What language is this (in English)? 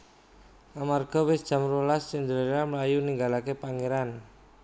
Javanese